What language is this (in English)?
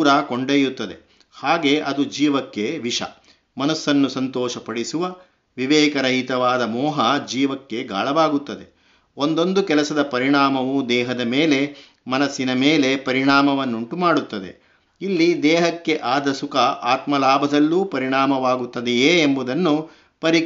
Kannada